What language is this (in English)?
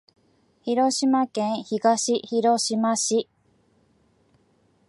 Japanese